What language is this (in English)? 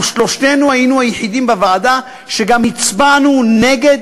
Hebrew